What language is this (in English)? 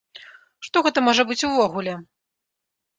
Belarusian